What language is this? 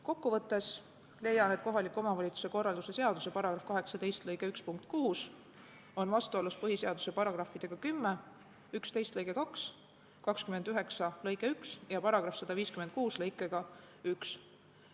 Estonian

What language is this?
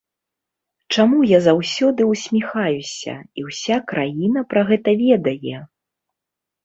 Belarusian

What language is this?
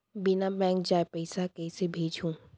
Chhattisgarhi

